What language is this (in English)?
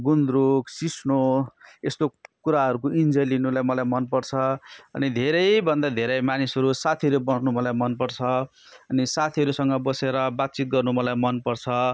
Nepali